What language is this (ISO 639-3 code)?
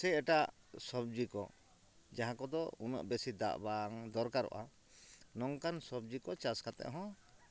sat